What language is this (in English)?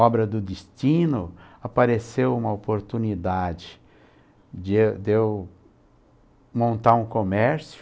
Portuguese